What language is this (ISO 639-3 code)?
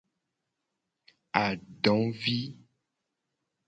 gej